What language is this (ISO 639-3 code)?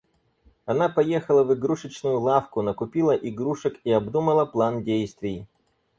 rus